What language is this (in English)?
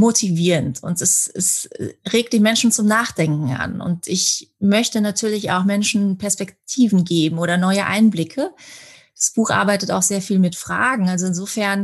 German